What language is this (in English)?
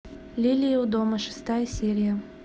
Russian